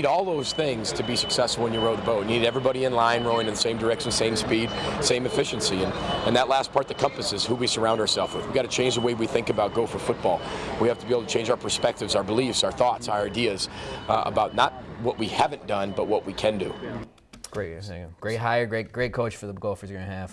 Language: English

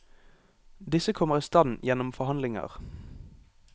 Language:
Norwegian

